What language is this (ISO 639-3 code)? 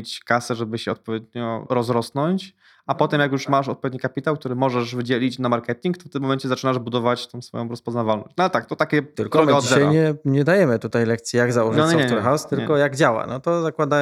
pol